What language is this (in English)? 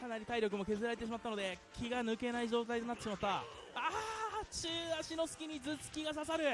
Japanese